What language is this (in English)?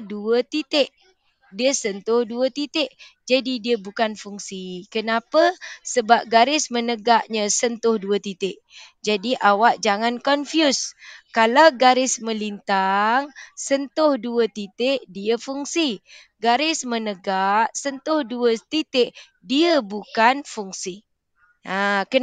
Malay